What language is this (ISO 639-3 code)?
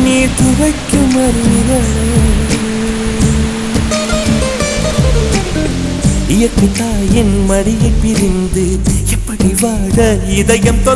hin